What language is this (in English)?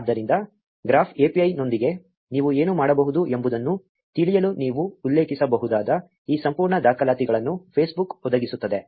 Kannada